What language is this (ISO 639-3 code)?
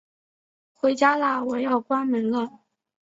zho